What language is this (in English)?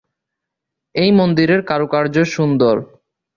Bangla